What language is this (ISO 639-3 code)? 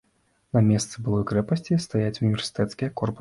bel